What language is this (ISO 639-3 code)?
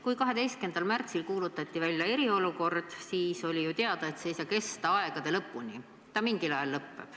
est